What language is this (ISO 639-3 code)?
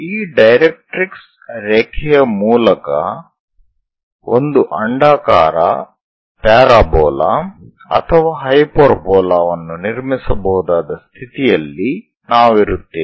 kan